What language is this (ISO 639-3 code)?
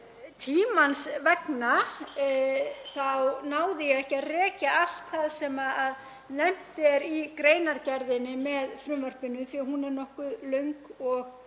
isl